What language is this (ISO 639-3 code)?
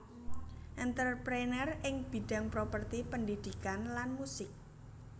jav